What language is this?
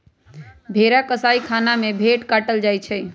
Magahi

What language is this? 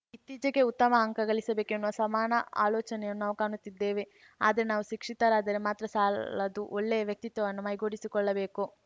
Kannada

